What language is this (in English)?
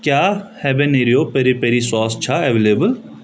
Kashmiri